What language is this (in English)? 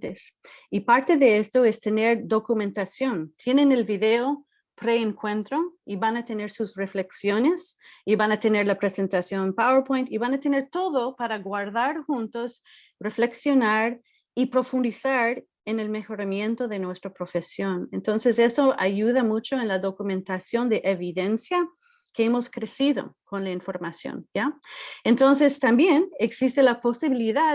Spanish